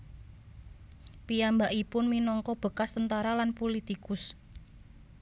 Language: Javanese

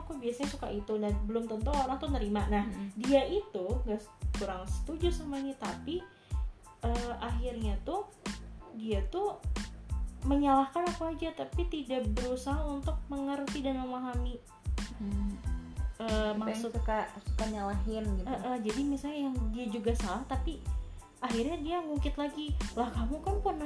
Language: Indonesian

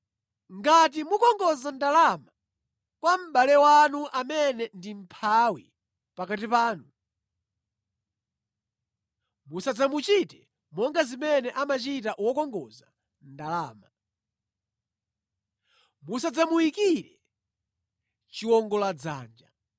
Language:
Nyanja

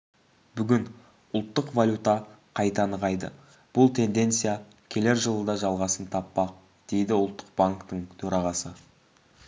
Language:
Kazakh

